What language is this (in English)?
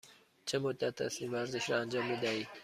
Persian